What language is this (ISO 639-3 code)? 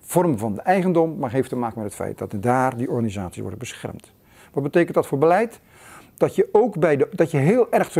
nld